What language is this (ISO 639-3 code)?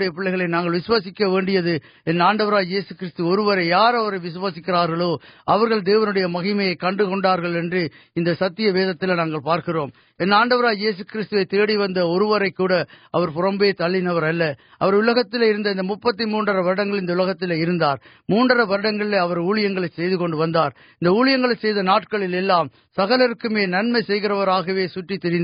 urd